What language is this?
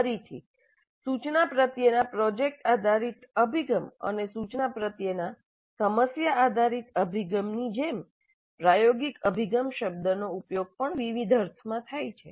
Gujarati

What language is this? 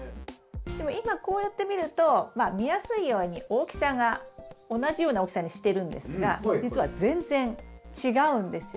Japanese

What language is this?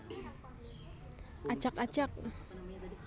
Javanese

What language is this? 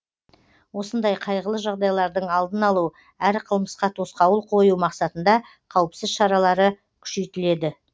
Kazakh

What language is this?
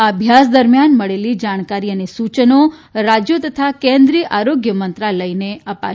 Gujarati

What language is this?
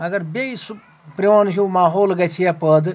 Kashmiri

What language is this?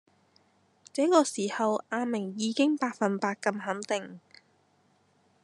Cantonese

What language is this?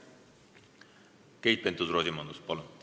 Estonian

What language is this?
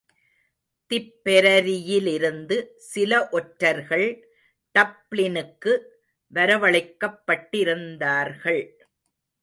Tamil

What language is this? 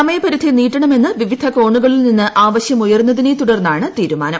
Malayalam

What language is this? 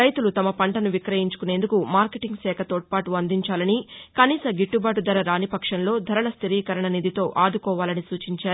Telugu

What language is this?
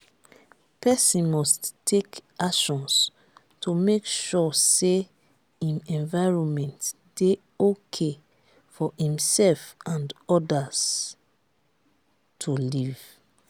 Nigerian Pidgin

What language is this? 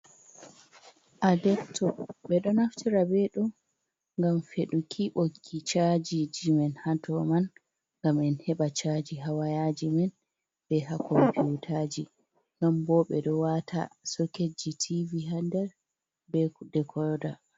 Fula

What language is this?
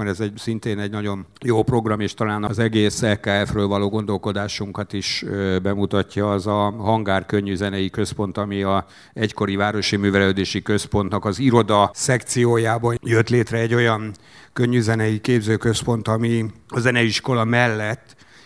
Hungarian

